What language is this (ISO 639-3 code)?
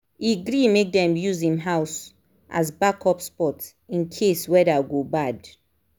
pcm